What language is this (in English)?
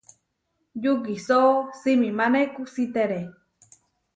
Huarijio